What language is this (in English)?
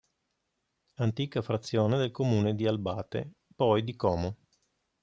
Italian